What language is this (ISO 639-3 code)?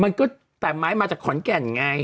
tha